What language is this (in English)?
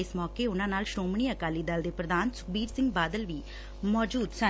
Punjabi